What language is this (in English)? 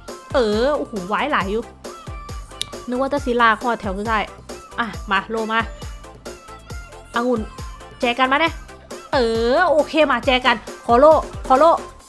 Thai